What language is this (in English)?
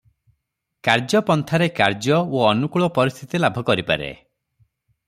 Odia